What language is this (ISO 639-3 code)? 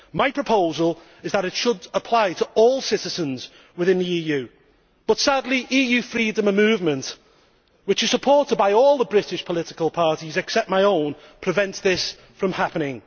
eng